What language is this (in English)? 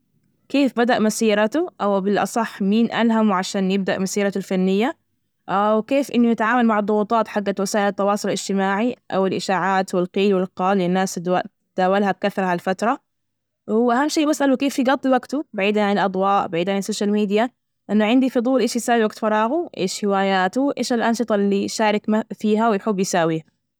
Najdi Arabic